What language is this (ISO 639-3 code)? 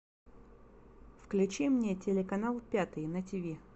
rus